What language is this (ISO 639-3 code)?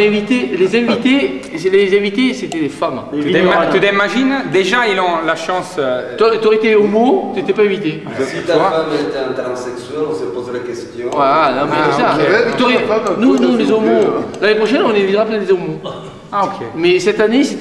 fra